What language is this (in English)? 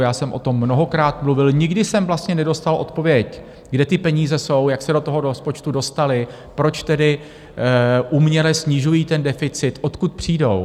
Czech